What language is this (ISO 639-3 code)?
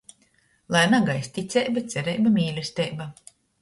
ltg